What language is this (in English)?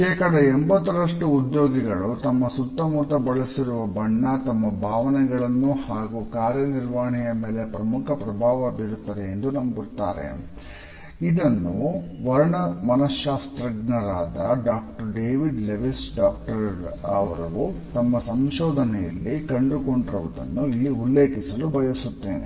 Kannada